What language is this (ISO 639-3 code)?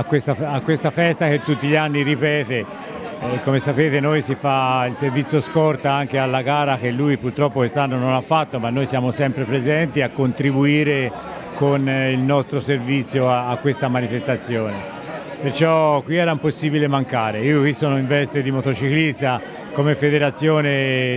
ita